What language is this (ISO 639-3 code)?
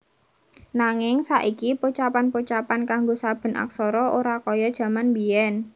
jav